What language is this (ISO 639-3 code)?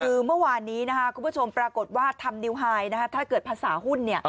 tha